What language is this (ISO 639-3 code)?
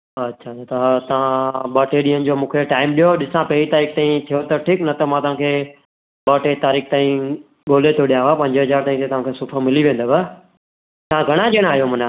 snd